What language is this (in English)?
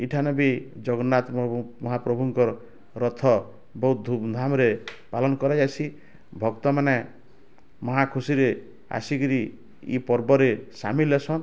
Odia